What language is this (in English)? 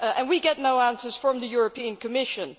English